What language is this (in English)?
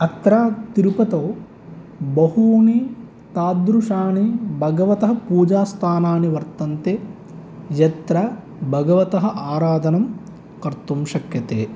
Sanskrit